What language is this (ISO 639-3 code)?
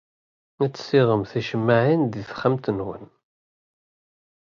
kab